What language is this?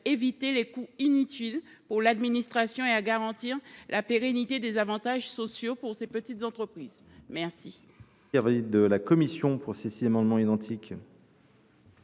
French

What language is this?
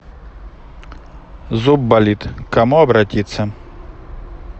Russian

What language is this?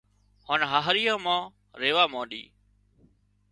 Wadiyara Koli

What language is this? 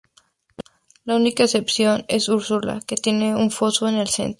Spanish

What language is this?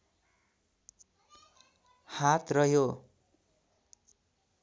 Nepali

